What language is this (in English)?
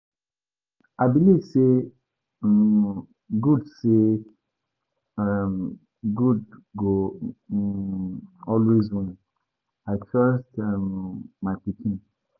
Nigerian Pidgin